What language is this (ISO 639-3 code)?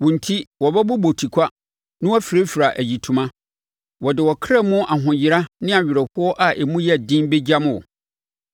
aka